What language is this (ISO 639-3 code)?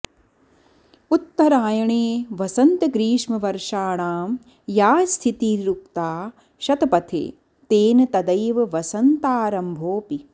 san